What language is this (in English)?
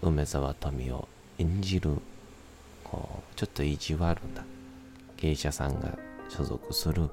Japanese